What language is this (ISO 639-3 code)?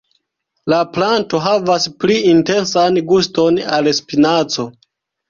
epo